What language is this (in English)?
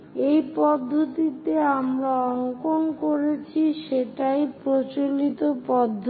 Bangla